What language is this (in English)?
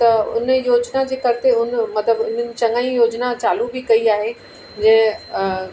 Sindhi